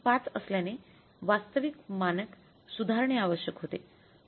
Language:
Marathi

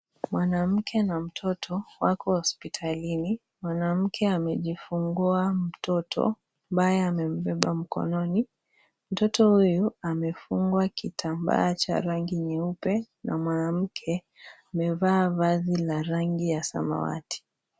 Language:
Swahili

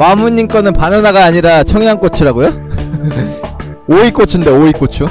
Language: Korean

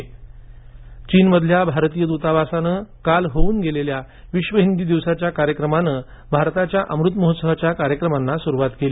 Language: Marathi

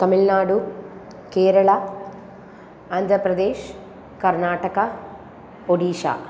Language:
Sanskrit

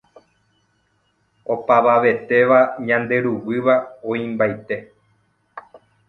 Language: Guarani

